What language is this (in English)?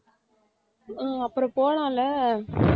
Tamil